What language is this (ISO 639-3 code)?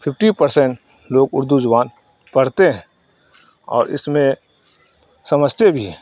urd